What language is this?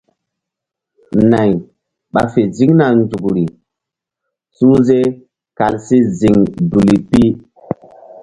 Mbum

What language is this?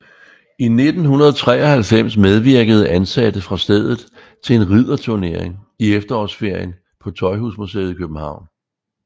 Danish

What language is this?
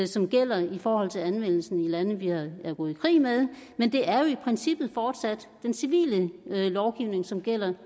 Danish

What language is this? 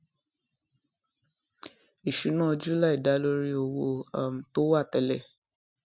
Yoruba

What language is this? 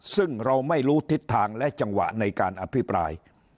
Thai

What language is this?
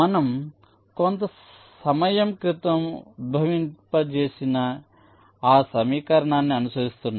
Telugu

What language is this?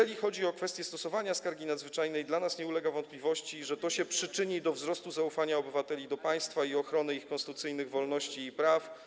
Polish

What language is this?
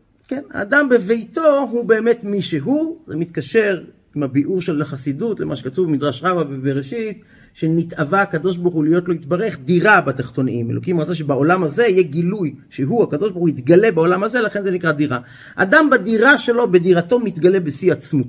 Hebrew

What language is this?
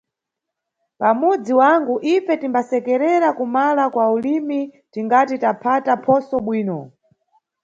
Nyungwe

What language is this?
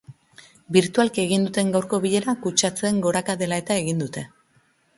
Basque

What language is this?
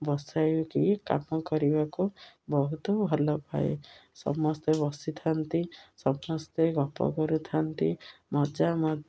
Odia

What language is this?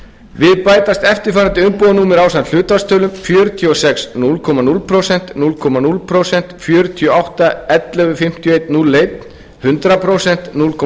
Icelandic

